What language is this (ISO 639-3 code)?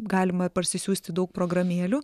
lit